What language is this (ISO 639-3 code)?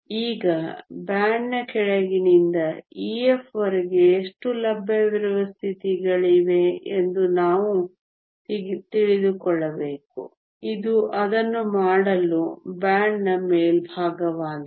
kan